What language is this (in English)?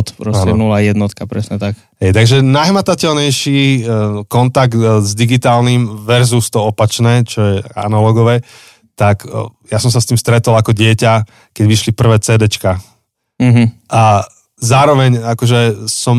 Slovak